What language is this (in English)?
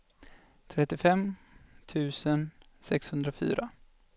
Swedish